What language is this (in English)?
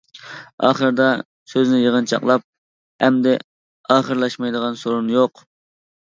Uyghur